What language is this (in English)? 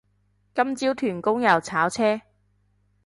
Cantonese